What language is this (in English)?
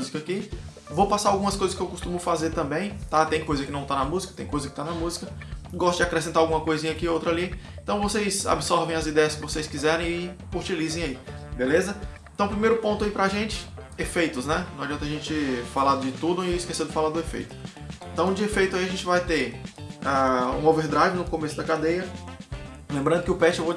Portuguese